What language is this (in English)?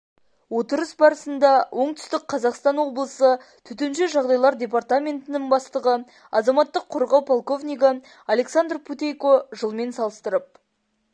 Kazakh